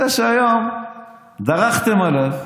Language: Hebrew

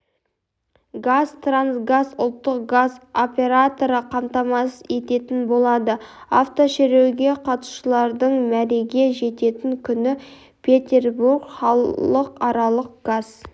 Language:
Kazakh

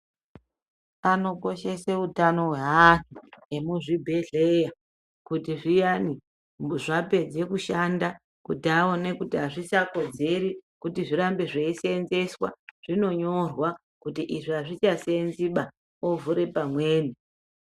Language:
Ndau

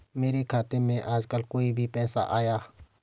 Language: Hindi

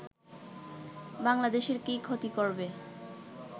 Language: Bangla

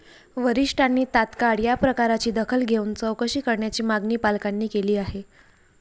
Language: Marathi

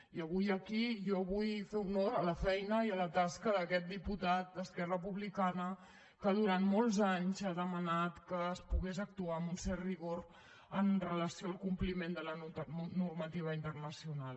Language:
Catalan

